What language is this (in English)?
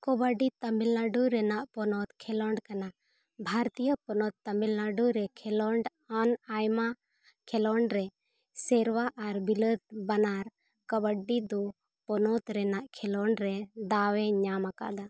Santali